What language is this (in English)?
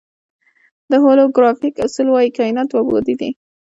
Pashto